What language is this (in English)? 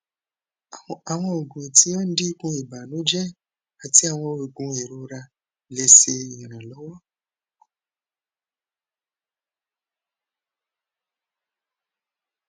Yoruba